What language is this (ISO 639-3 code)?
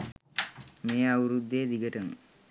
sin